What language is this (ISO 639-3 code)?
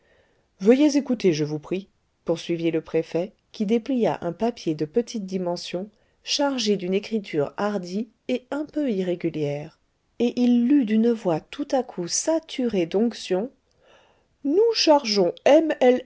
fra